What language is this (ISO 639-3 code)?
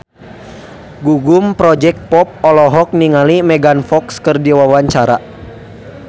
sun